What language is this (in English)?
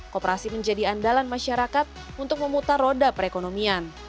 Indonesian